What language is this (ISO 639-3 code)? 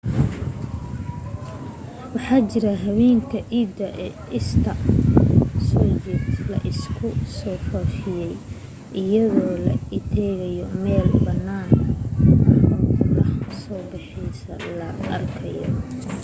som